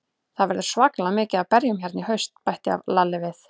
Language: Icelandic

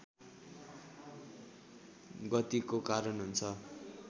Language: Nepali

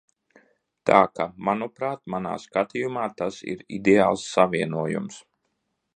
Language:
Latvian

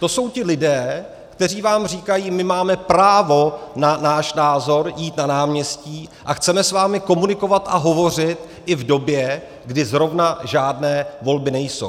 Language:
Czech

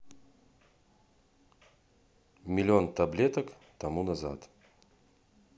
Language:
Russian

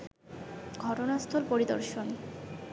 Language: Bangla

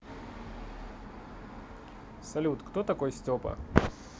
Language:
Russian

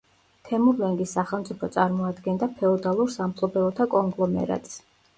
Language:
Georgian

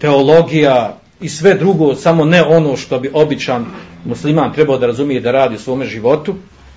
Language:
Croatian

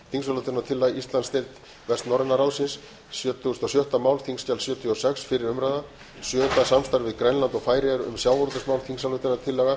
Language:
Icelandic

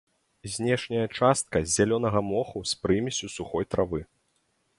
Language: Belarusian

